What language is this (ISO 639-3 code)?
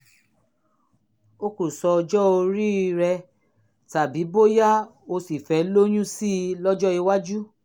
yor